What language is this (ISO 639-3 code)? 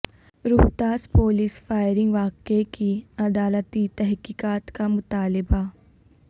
urd